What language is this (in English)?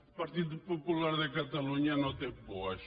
Catalan